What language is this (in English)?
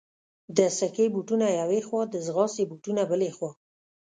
Pashto